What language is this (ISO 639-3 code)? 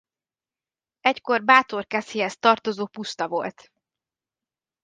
hun